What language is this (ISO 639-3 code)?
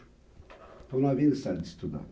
por